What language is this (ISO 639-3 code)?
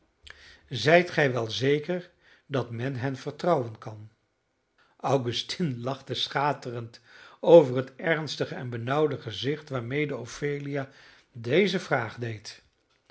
nld